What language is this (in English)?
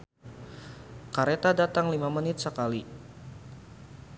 Sundanese